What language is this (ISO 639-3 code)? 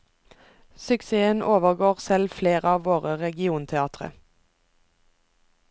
nor